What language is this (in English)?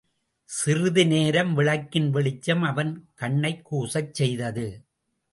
Tamil